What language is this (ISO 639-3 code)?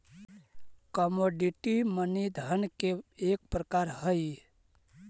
mag